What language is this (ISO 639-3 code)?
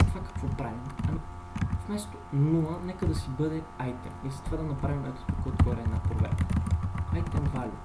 bul